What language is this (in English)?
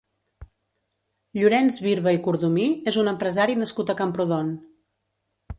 Catalan